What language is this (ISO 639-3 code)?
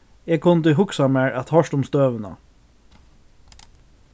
fao